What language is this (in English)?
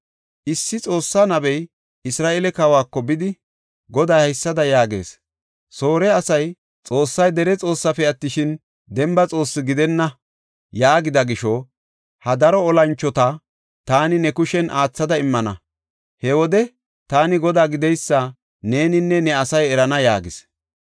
Gofa